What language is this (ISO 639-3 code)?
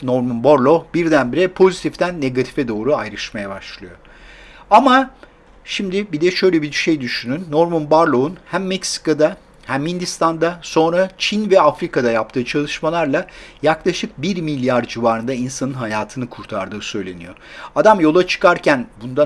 tur